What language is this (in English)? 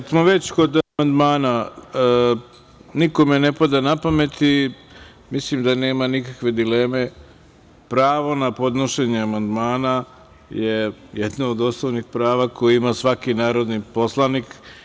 Serbian